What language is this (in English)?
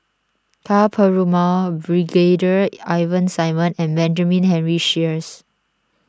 English